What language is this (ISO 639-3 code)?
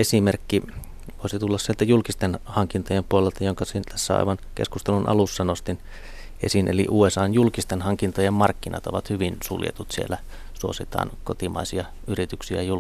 fin